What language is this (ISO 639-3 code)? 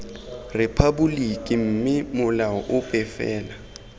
tsn